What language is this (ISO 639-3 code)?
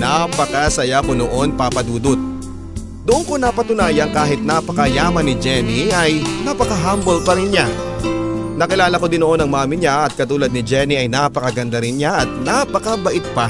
fil